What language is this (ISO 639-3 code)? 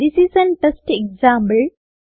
mal